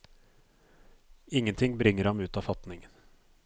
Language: Norwegian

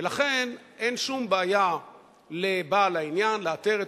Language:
Hebrew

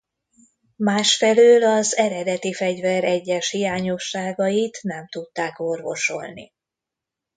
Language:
Hungarian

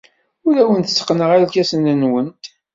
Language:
Kabyle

